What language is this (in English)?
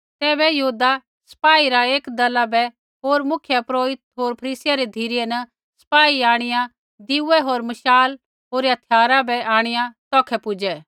Kullu Pahari